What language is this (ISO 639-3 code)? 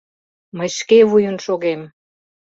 chm